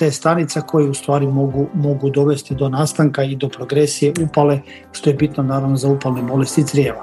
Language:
Croatian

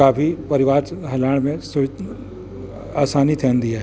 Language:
Sindhi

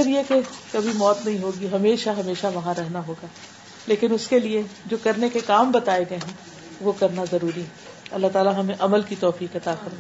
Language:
Urdu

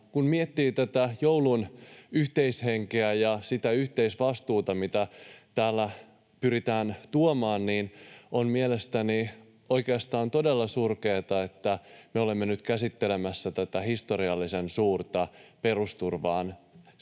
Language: Finnish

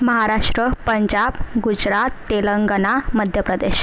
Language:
Marathi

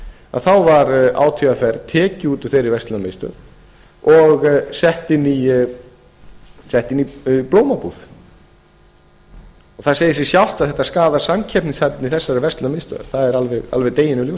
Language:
Icelandic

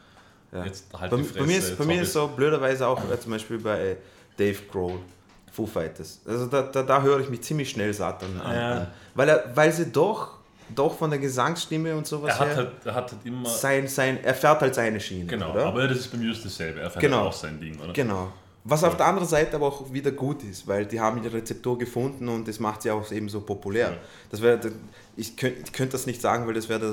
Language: German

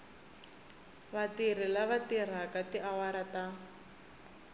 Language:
Tsonga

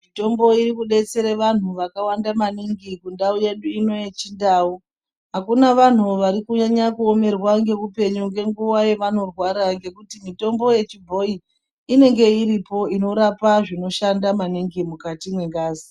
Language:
Ndau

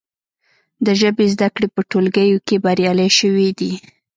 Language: Pashto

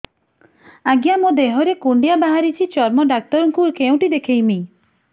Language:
Odia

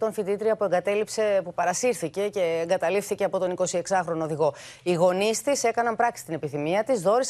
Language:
Greek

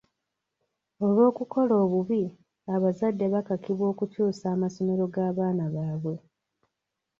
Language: Ganda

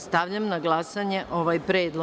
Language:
Serbian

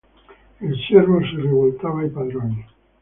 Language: Italian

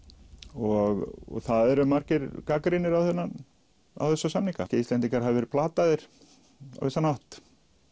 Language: Icelandic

